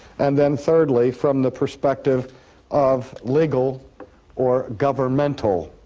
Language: English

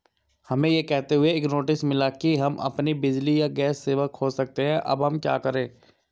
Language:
Hindi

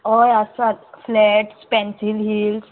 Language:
Konkani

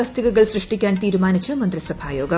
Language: Malayalam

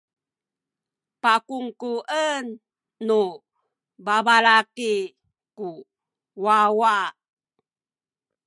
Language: Sakizaya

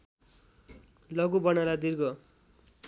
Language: Nepali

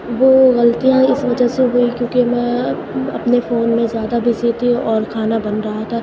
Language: Urdu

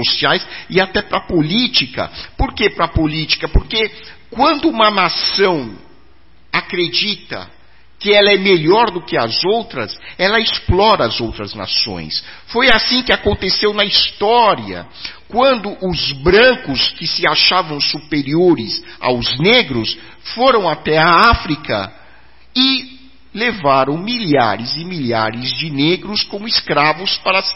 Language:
Portuguese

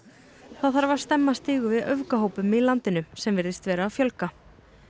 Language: Icelandic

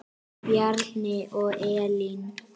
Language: Icelandic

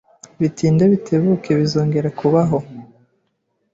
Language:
Kinyarwanda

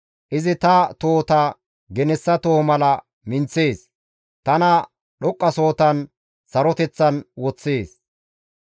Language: Gamo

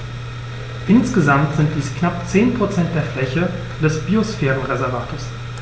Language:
German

